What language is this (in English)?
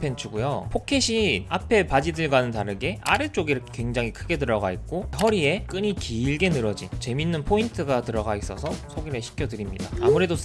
Korean